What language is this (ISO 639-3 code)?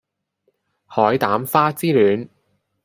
yue